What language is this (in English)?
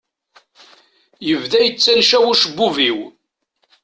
Kabyle